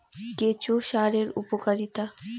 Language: Bangla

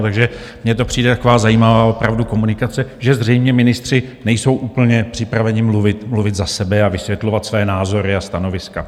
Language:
Czech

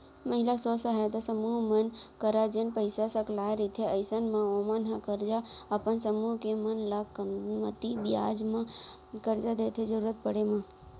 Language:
Chhattisgarhi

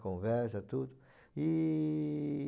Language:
Portuguese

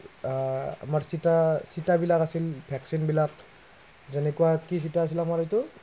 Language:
Assamese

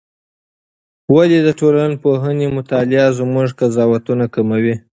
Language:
Pashto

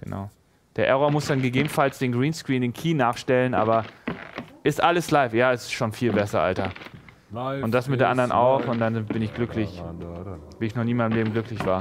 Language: German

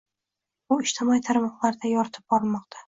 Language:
Uzbek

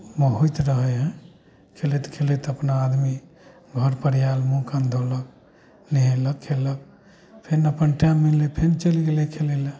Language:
Maithili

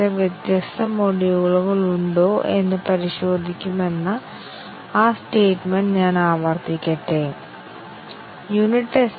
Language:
Malayalam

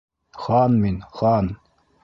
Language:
Bashkir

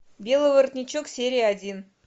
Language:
Russian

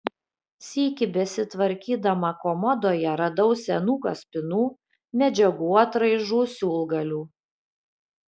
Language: Lithuanian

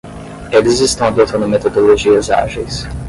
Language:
Portuguese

